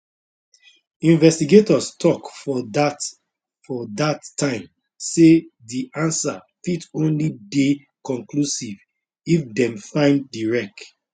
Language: Nigerian Pidgin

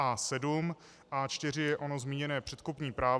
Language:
Czech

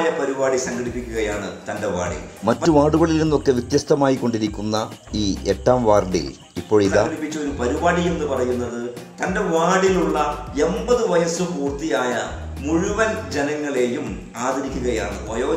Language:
Indonesian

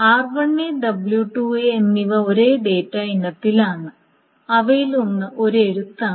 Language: Malayalam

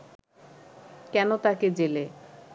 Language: Bangla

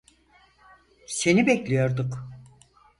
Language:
Turkish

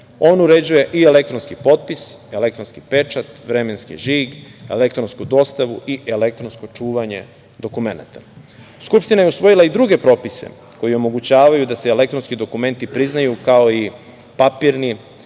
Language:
Serbian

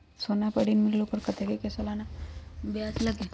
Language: Magahi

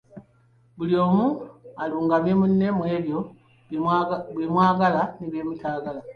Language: Ganda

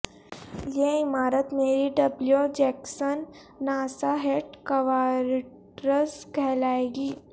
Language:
Urdu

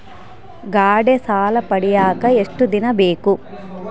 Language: Kannada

